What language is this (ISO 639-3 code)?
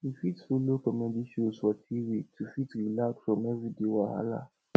pcm